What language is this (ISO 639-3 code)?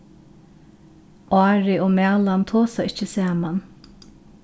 fao